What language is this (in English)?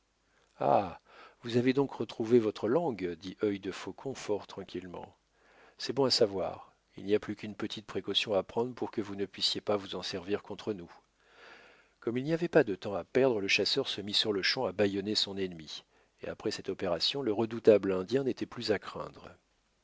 French